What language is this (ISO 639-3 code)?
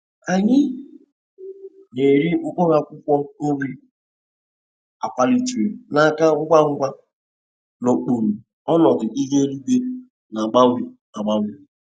ibo